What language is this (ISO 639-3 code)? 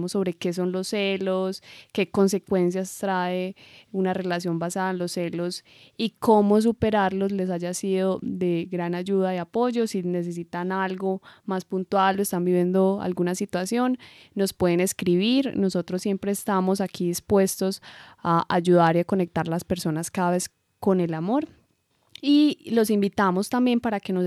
spa